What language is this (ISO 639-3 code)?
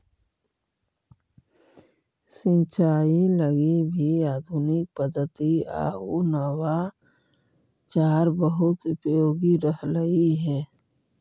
mag